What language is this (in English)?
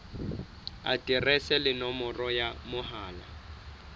Southern Sotho